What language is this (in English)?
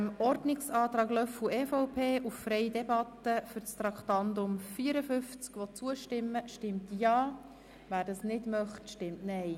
Swiss German